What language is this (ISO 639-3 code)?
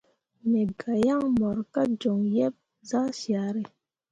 mua